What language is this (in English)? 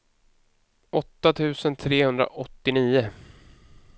Swedish